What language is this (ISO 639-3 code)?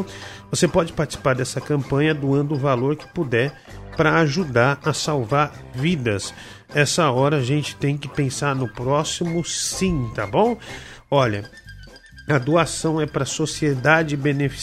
por